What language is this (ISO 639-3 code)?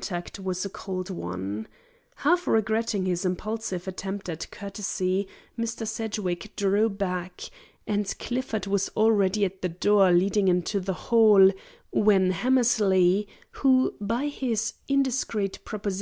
eng